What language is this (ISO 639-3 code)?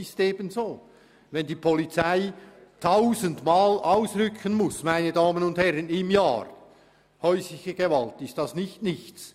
gsw